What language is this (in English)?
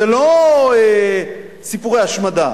Hebrew